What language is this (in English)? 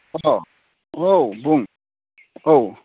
Bodo